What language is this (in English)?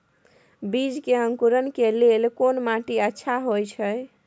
Maithili